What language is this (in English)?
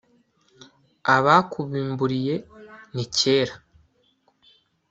Kinyarwanda